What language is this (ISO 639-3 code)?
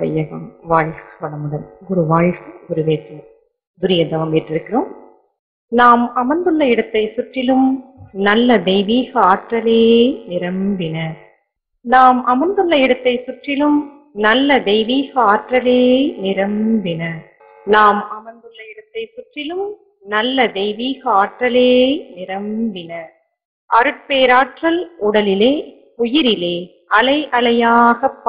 lav